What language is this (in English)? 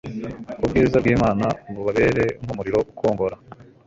Kinyarwanda